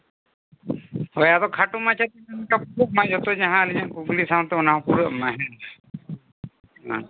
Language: Santali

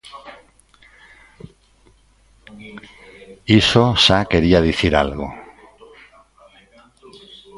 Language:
Galician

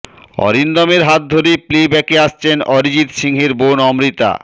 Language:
Bangla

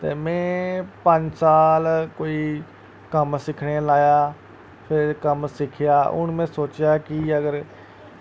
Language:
Dogri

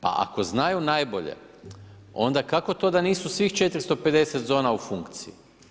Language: Croatian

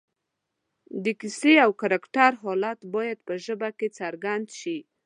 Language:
Pashto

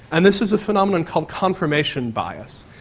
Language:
English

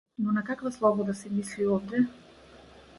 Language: Macedonian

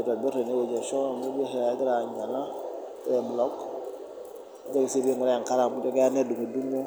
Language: Masai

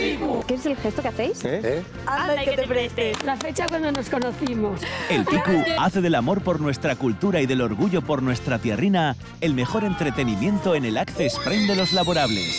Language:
Spanish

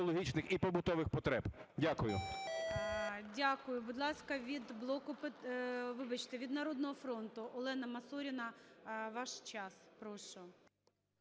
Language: Ukrainian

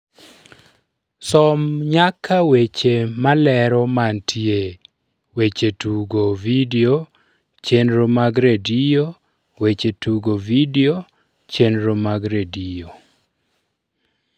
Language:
Luo (Kenya and Tanzania)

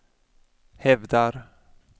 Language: Swedish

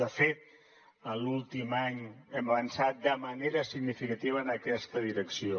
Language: Catalan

